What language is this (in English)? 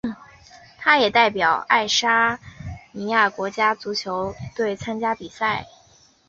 Chinese